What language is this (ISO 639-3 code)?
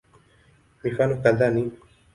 swa